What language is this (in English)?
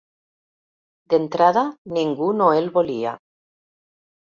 Catalan